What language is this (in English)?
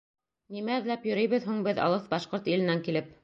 Bashkir